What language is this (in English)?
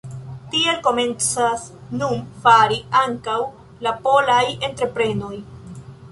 Esperanto